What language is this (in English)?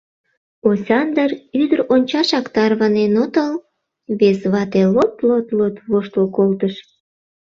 Mari